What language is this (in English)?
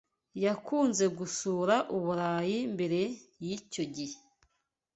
Kinyarwanda